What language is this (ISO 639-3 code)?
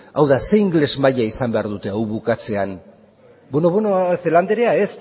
eus